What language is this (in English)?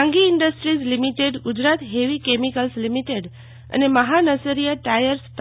Gujarati